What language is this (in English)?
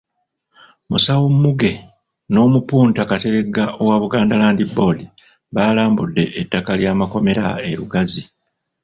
Ganda